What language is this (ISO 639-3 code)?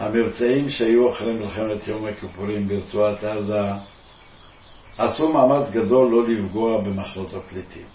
heb